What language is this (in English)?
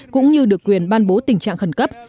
Vietnamese